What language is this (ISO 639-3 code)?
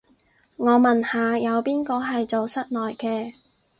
yue